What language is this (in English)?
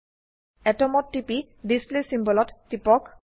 Assamese